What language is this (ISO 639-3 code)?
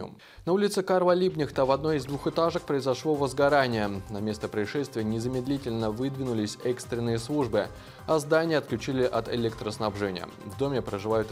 rus